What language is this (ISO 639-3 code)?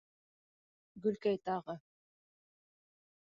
bak